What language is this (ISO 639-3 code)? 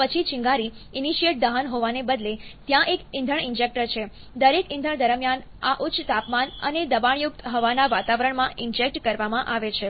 guj